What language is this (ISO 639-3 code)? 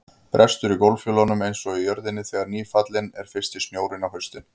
isl